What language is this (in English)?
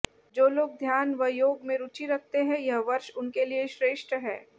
Hindi